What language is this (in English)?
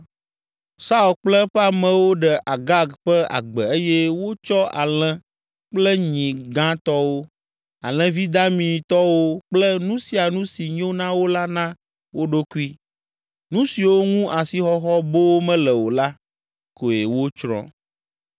Ewe